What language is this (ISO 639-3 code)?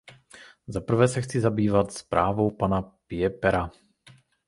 ces